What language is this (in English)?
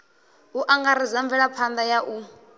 Venda